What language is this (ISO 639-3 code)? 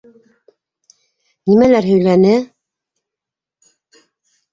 bak